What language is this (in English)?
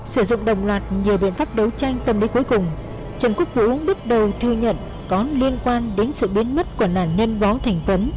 Vietnamese